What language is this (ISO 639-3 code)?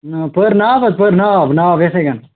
kas